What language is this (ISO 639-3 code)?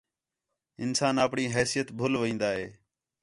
xhe